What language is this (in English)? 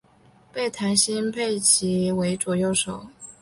Chinese